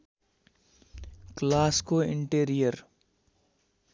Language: Nepali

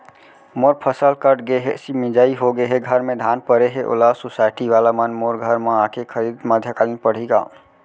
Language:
Chhattisgarhi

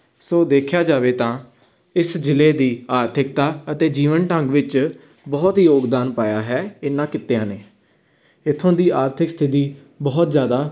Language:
Punjabi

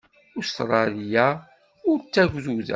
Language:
Kabyle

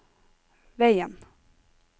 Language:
Norwegian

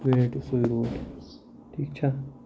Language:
Kashmiri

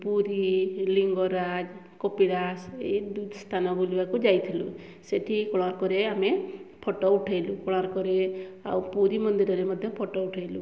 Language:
Odia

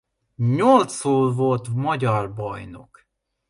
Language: Hungarian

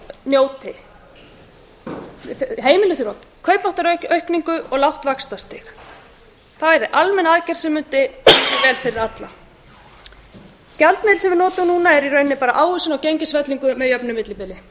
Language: Icelandic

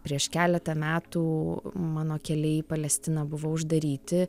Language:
Lithuanian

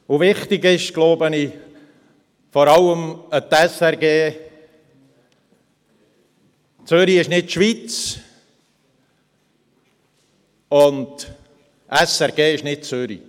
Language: Swiss German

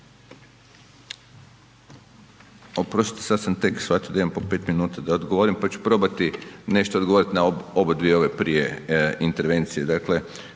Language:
Croatian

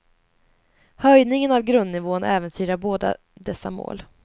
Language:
Swedish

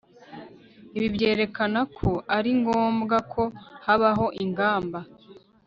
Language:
Kinyarwanda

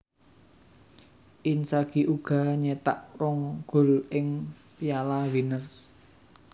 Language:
Javanese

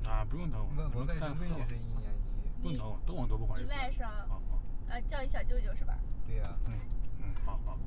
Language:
Chinese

